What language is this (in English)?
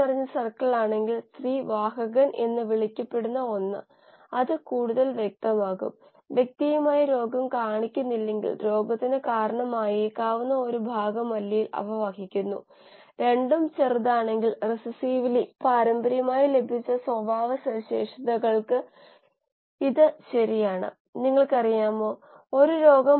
Malayalam